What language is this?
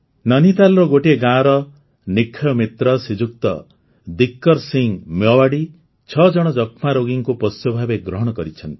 Odia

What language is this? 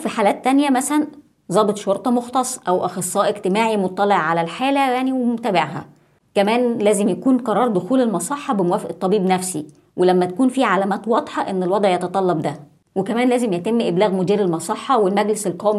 Arabic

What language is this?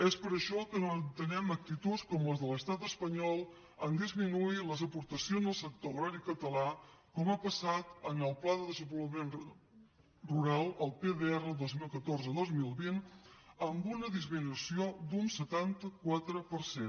Catalan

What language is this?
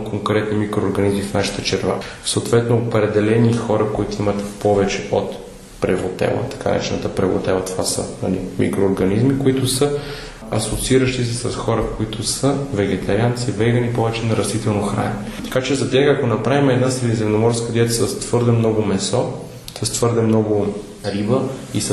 Bulgarian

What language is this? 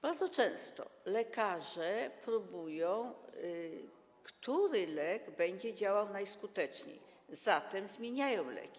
Polish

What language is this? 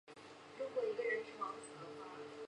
Chinese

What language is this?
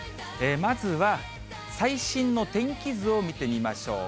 Japanese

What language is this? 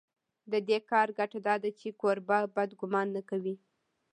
Pashto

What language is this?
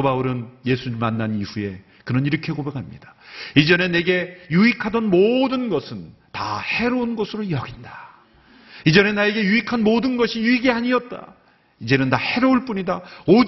Korean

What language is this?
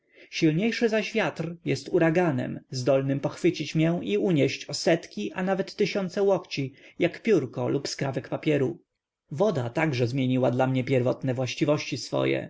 Polish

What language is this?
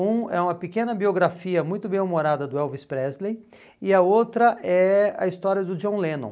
Portuguese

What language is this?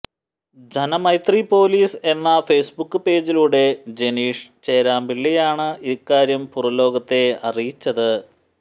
Malayalam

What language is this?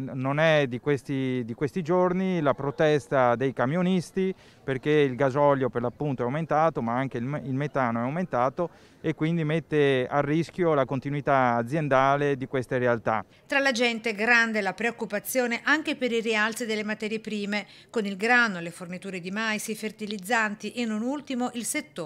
Italian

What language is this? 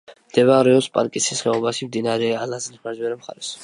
Georgian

